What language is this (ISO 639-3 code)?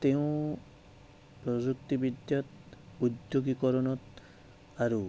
asm